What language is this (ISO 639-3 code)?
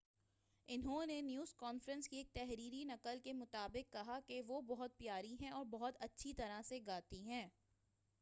urd